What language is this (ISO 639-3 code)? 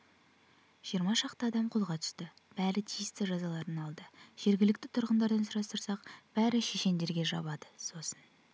kaz